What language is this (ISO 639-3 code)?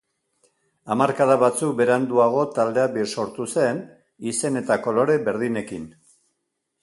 eus